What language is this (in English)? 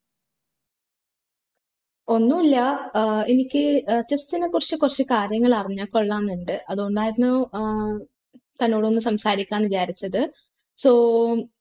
Malayalam